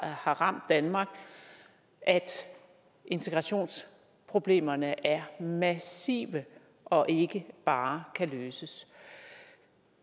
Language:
Danish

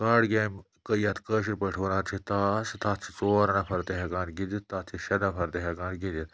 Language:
Kashmiri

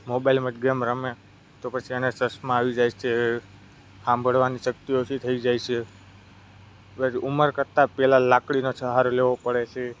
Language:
Gujarati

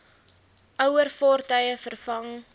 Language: Afrikaans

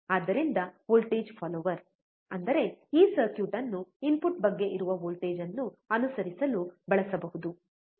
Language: Kannada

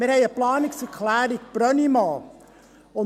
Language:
Swiss German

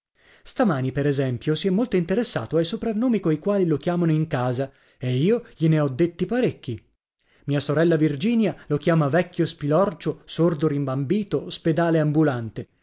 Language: Italian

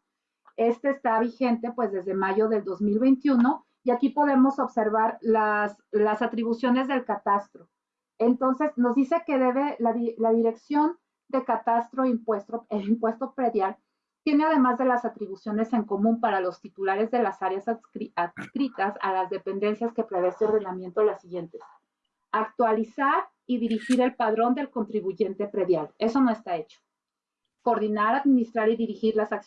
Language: Spanish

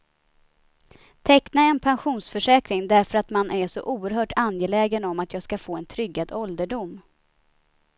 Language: Swedish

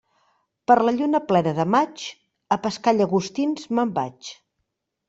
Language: Catalan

